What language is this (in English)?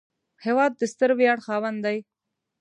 Pashto